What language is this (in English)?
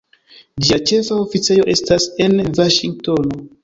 Esperanto